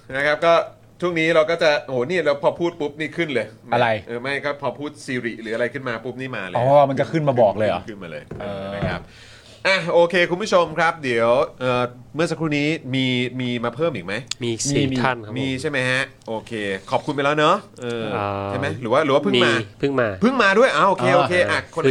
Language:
Thai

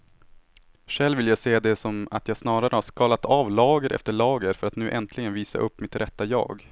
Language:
Swedish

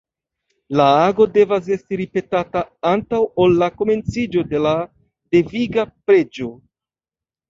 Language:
Esperanto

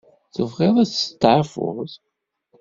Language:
Kabyle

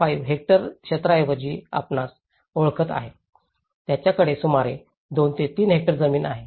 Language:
Marathi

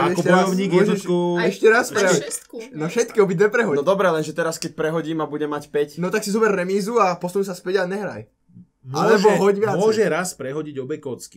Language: Slovak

